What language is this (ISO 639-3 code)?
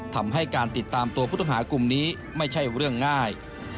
tha